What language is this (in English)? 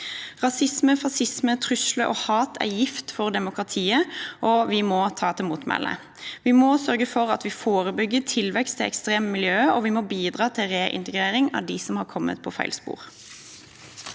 Norwegian